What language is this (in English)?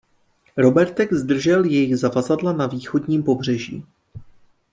Czech